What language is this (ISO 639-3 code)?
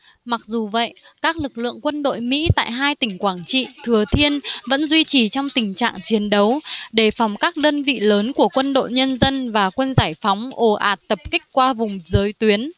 vie